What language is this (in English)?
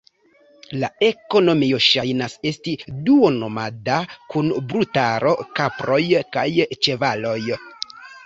Esperanto